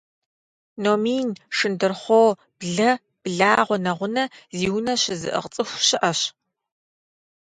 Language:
Kabardian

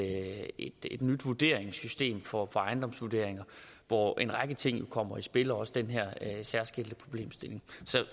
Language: Danish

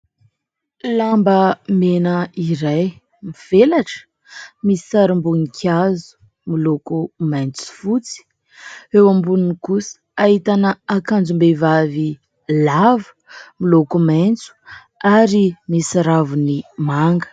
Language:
Malagasy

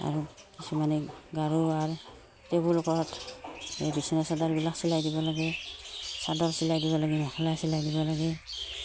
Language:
Assamese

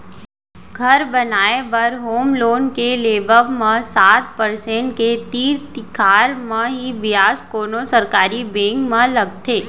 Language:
Chhattisgarhi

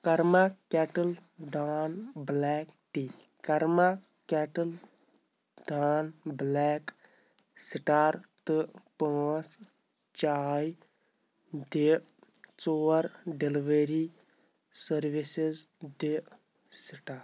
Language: Kashmiri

